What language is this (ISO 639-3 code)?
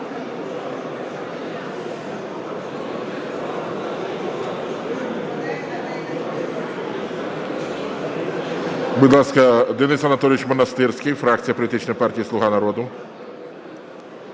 ukr